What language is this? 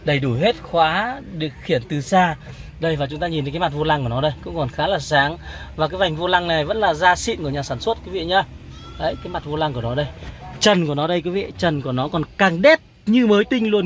Vietnamese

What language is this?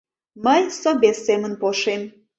Mari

